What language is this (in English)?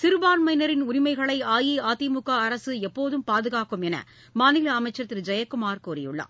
Tamil